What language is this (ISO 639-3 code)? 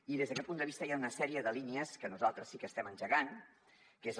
cat